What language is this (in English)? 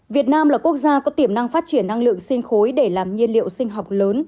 Vietnamese